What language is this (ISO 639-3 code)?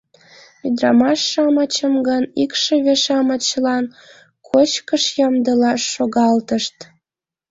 chm